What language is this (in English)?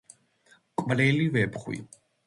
Georgian